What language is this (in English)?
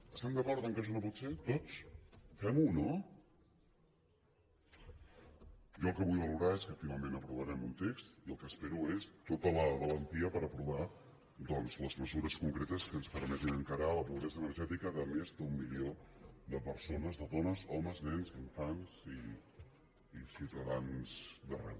Catalan